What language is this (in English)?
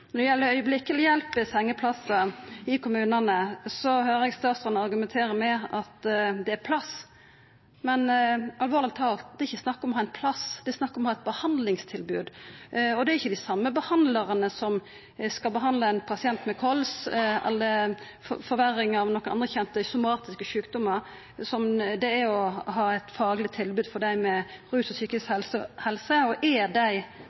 Norwegian Nynorsk